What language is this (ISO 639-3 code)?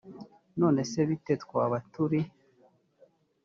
kin